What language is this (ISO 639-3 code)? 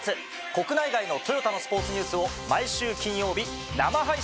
jpn